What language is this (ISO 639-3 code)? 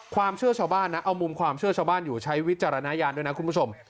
tha